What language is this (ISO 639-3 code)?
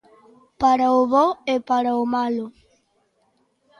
glg